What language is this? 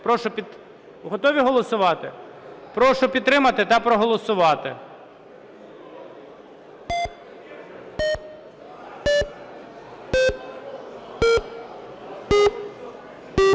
Ukrainian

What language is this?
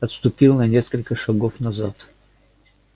Russian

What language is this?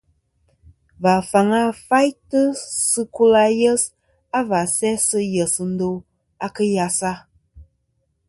Kom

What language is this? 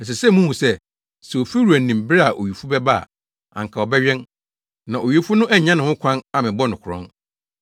Akan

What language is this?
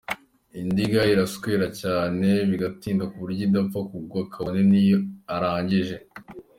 Kinyarwanda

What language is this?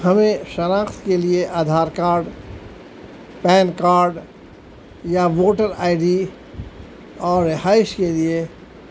Urdu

